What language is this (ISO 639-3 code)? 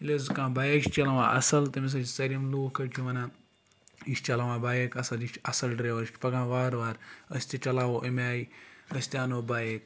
kas